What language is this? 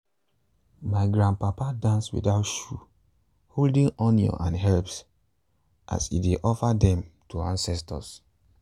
Nigerian Pidgin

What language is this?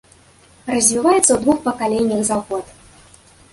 Belarusian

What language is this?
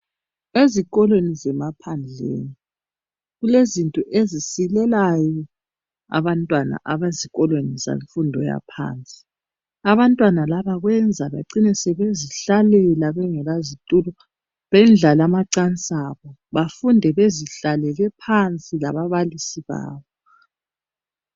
North Ndebele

